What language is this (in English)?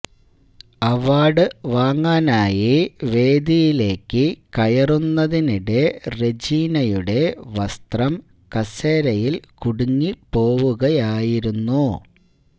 Malayalam